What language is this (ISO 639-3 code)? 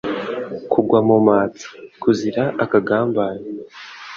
kin